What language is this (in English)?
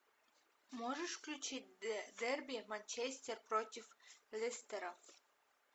Russian